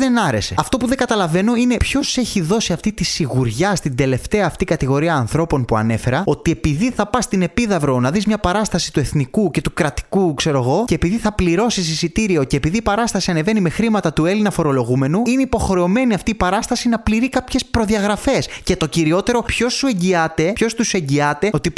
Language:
Greek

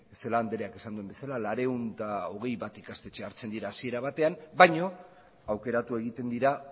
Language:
Basque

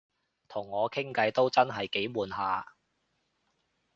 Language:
Cantonese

